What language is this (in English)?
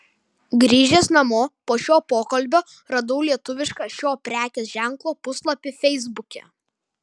Lithuanian